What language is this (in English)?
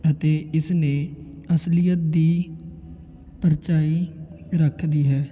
Punjabi